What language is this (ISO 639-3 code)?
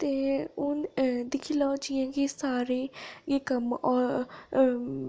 doi